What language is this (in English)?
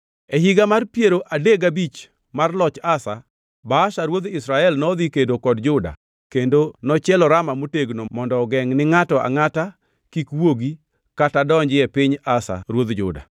Luo (Kenya and Tanzania)